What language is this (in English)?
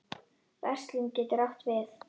Icelandic